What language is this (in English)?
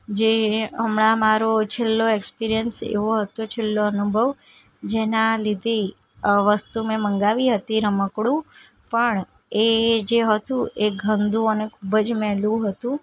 Gujarati